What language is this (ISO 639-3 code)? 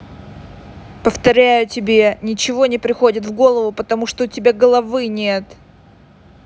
rus